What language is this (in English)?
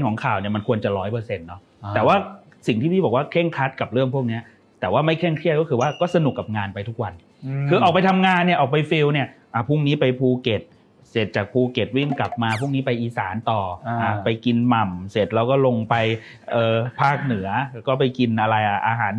Thai